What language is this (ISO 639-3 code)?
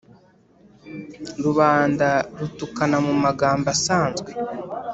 kin